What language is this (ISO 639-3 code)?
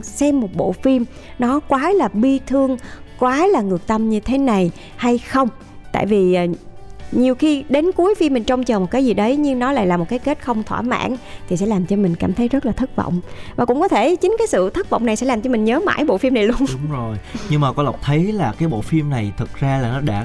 vie